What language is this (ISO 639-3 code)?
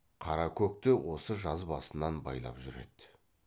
kaz